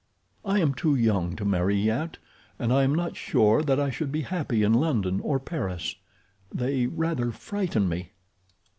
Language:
English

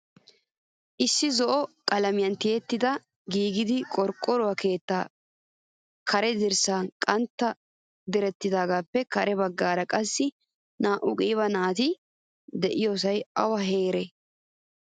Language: Wolaytta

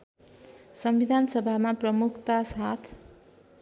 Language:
Nepali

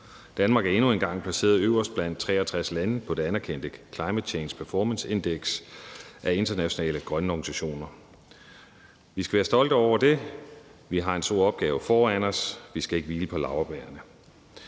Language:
Danish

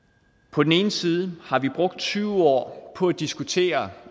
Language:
Danish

